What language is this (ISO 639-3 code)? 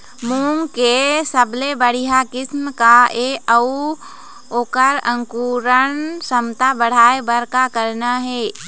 hne